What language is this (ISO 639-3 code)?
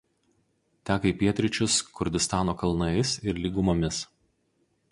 lit